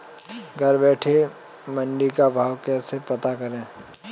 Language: Hindi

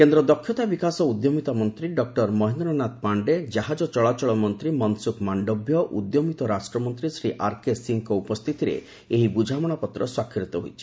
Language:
Odia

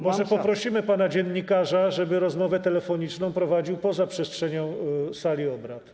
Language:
Polish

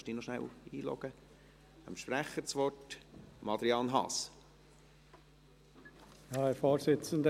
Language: Swiss German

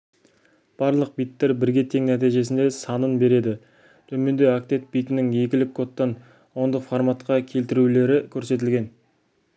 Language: Kazakh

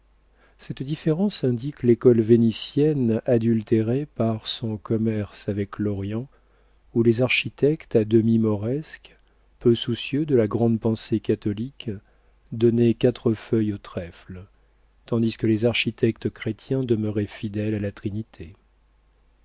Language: French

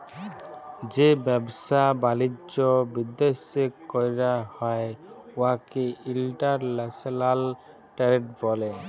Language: Bangla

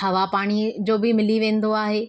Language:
Sindhi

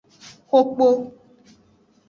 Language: Aja (Benin)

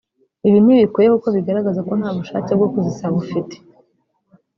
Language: Kinyarwanda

